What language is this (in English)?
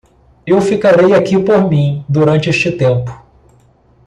Portuguese